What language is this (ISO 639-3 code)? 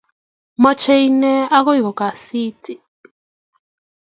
kln